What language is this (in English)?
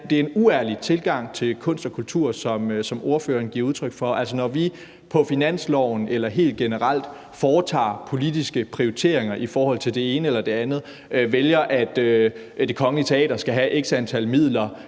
Danish